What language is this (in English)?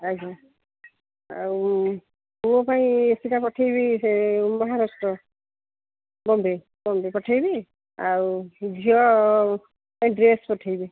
Odia